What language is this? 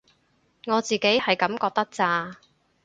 Cantonese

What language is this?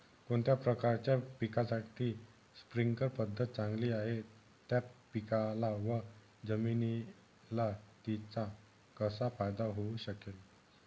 Marathi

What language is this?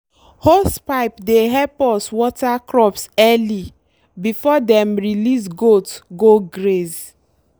Nigerian Pidgin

